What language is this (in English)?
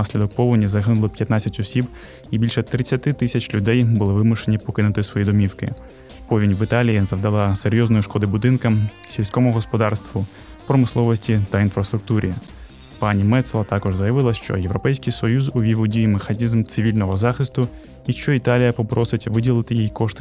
Ukrainian